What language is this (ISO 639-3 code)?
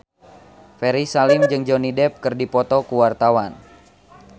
sun